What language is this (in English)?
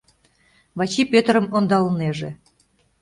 Mari